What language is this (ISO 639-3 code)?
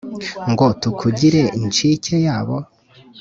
kin